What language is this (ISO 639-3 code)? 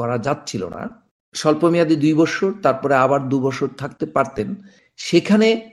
ben